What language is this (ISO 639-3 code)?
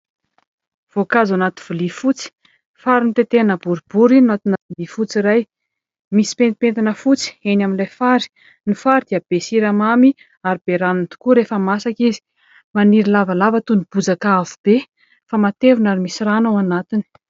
mlg